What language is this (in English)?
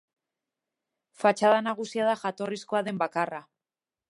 Basque